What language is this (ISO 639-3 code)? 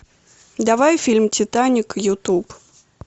rus